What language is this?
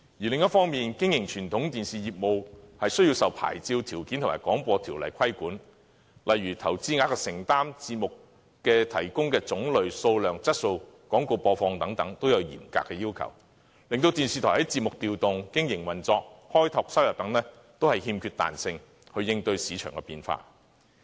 Cantonese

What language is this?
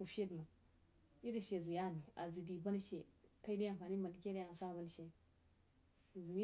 Jiba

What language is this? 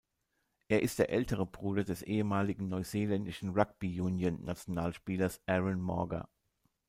German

